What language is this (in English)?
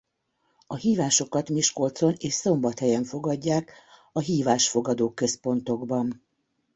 Hungarian